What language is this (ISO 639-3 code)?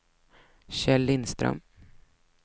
swe